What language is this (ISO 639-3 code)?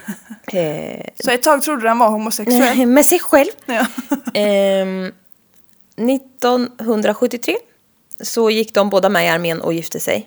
swe